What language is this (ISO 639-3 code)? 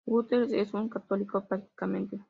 spa